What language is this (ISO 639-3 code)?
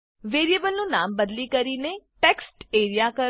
guj